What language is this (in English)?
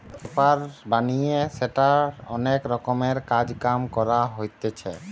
Bangla